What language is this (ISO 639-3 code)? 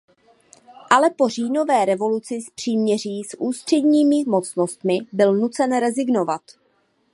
ces